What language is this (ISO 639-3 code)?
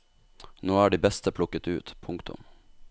nor